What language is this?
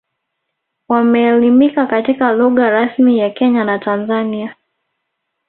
Swahili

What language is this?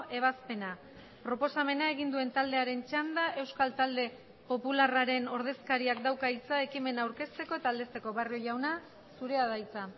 Basque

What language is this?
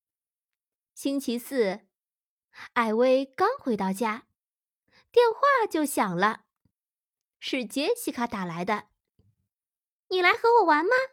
Chinese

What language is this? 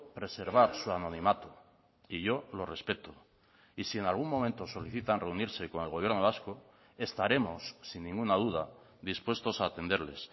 Spanish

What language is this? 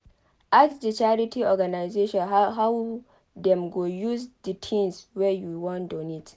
Nigerian Pidgin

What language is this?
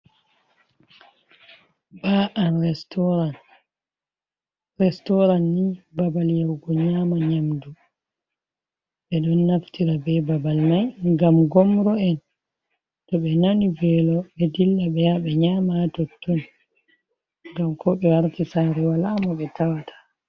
Fula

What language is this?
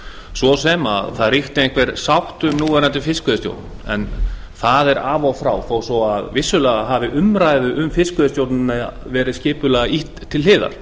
Icelandic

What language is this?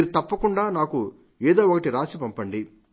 Telugu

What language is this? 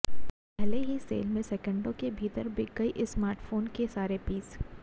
Hindi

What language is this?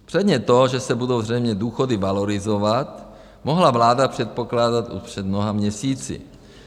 Czech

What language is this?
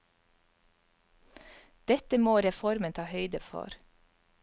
Norwegian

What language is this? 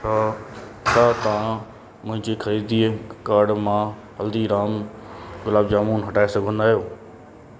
Sindhi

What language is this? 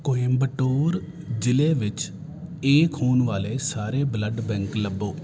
Punjabi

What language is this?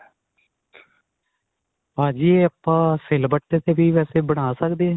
Punjabi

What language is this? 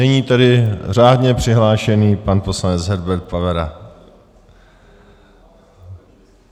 Czech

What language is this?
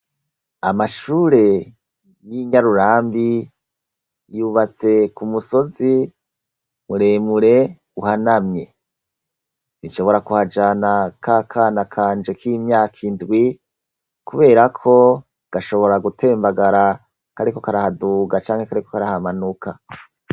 Rundi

